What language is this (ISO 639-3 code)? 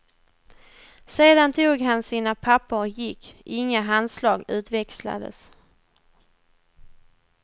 swe